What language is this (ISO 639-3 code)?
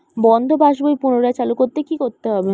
ben